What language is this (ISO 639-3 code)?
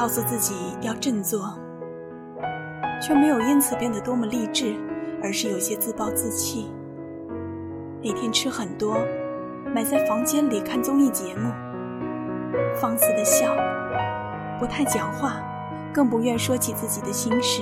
zho